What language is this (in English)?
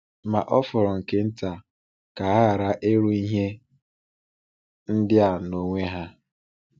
Igbo